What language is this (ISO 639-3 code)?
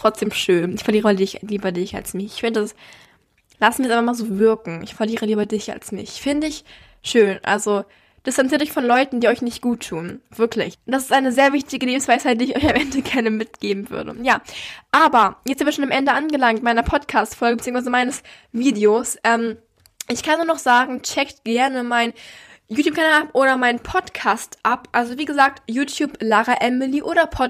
deu